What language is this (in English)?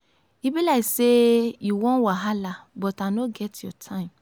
Nigerian Pidgin